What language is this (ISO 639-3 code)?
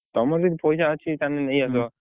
ori